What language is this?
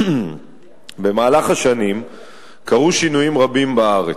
Hebrew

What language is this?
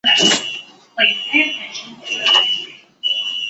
Chinese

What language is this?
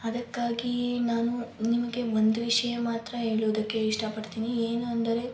Kannada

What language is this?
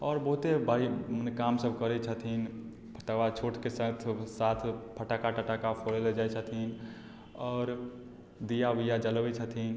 Maithili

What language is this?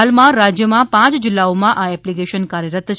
Gujarati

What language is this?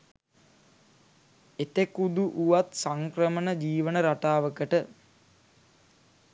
Sinhala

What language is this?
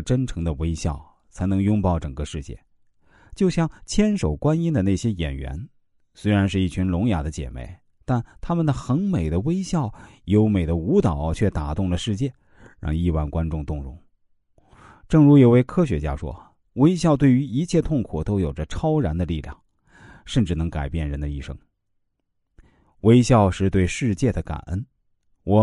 Chinese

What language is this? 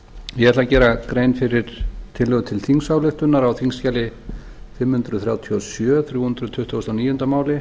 Icelandic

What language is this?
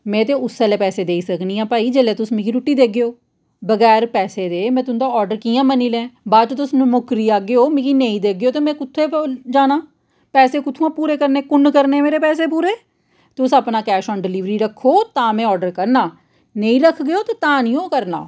Dogri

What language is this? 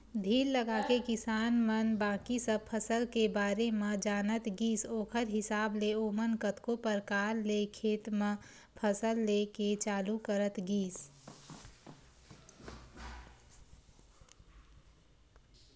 Chhattisgarhi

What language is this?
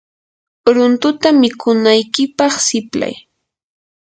Yanahuanca Pasco Quechua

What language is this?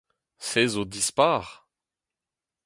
Breton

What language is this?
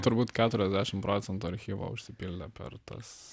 Lithuanian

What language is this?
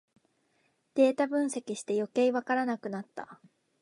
Japanese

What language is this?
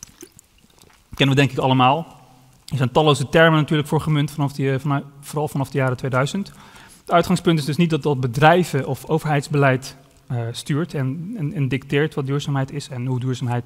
Dutch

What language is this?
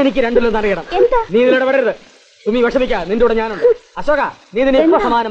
Arabic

